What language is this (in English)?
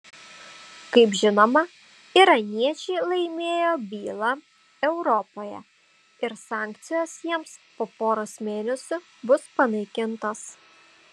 Lithuanian